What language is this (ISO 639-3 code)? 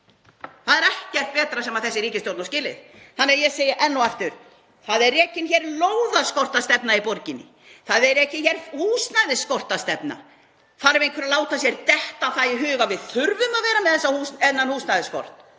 isl